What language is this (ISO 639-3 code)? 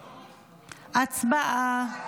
heb